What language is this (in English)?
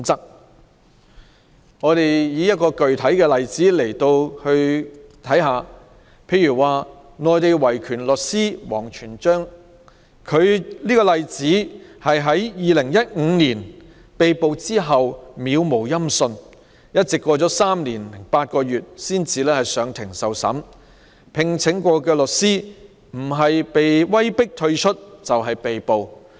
Cantonese